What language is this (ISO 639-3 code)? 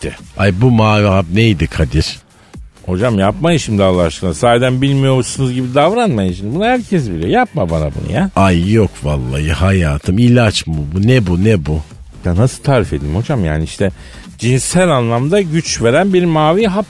tur